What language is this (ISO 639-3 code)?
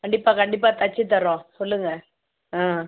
tam